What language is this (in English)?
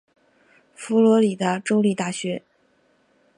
Chinese